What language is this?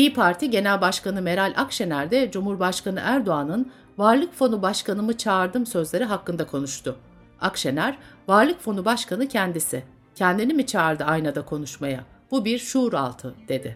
Turkish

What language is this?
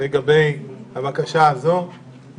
Hebrew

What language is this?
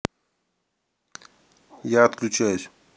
Russian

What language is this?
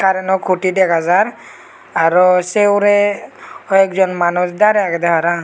Chakma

